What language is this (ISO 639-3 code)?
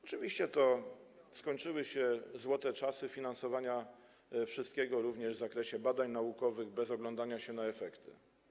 pol